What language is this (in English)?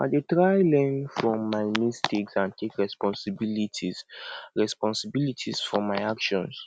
Nigerian Pidgin